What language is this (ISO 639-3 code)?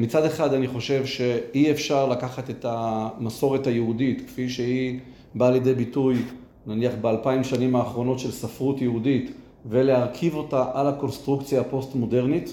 heb